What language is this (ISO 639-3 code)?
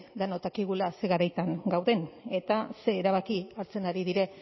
eus